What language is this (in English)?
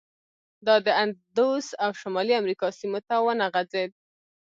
Pashto